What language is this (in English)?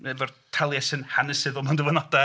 Welsh